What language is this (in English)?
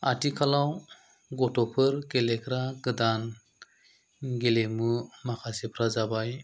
Bodo